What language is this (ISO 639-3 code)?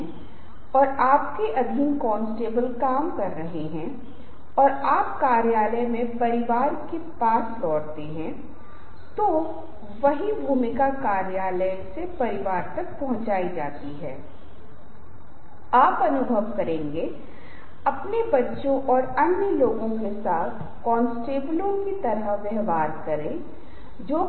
hin